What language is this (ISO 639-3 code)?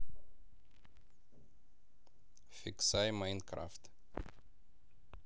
rus